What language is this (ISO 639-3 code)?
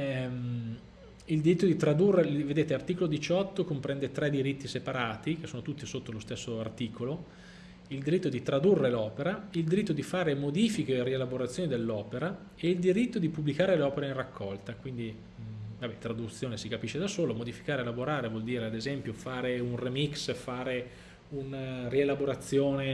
ita